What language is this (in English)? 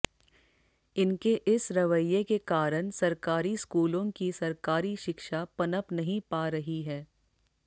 Hindi